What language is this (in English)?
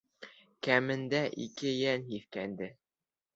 Bashkir